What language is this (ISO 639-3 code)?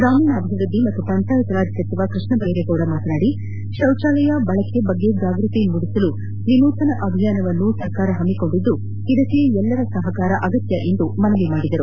kan